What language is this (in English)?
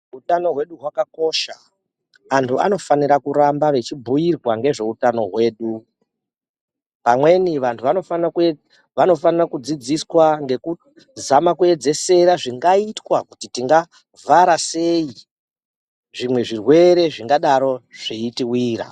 Ndau